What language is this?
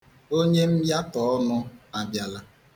Igbo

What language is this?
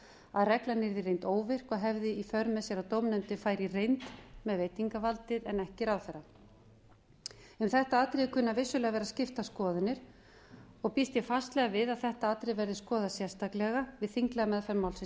Icelandic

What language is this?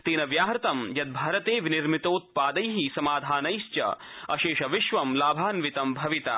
Sanskrit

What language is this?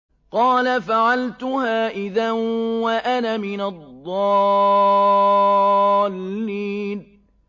Arabic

